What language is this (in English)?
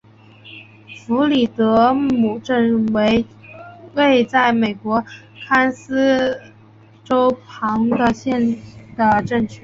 Chinese